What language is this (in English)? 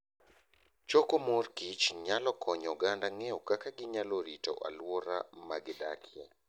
Luo (Kenya and Tanzania)